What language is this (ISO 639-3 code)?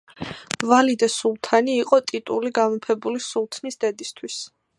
kat